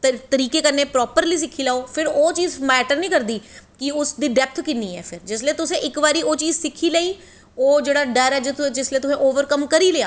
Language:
Dogri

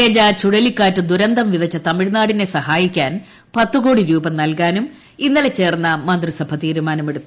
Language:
Malayalam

